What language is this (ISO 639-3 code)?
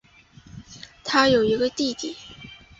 zho